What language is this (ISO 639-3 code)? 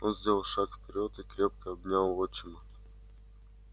rus